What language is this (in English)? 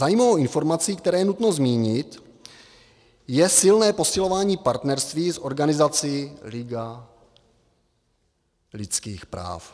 Czech